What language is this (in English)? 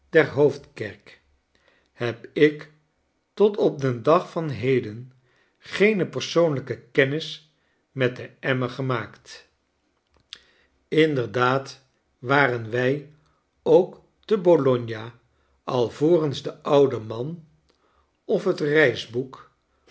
Dutch